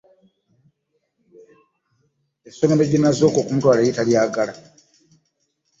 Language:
Ganda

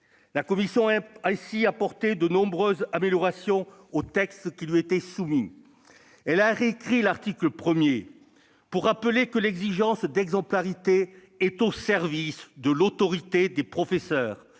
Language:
French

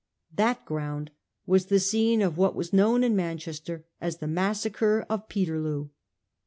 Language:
English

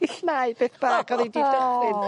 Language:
Welsh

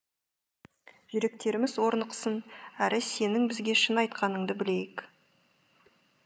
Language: Kazakh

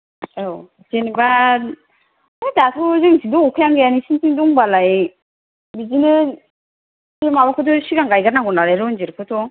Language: Bodo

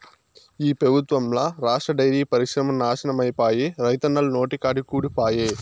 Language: Telugu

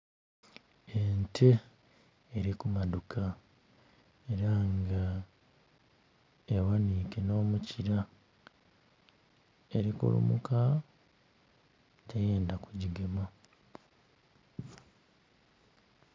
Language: Soga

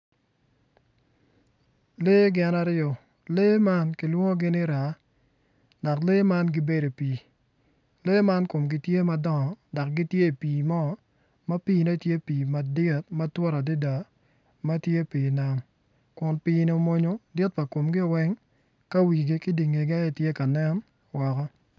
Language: Acoli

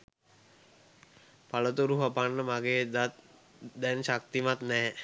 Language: Sinhala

